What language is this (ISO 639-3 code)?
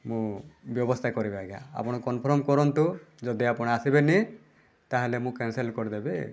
ori